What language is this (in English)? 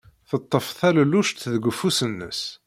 Kabyle